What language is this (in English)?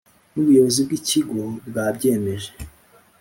Kinyarwanda